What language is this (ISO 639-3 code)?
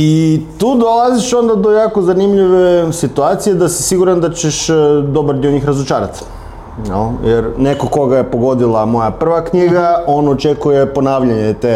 hrv